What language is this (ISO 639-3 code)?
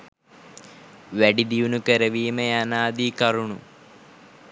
sin